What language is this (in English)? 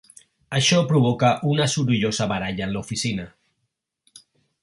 Catalan